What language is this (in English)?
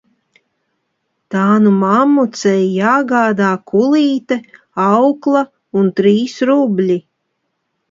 Latvian